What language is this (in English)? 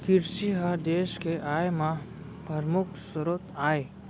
Chhattisgarhi